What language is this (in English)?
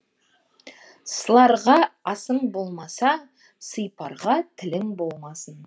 Kazakh